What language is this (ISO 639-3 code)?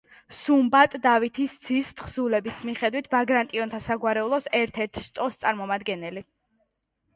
kat